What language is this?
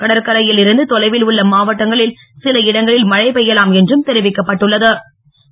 Tamil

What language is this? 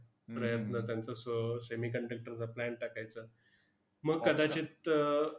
Marathi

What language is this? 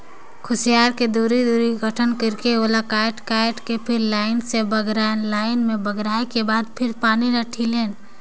Chhattisgarhi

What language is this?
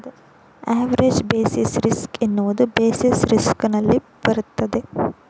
Kannada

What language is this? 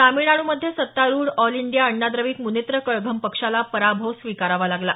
Marathi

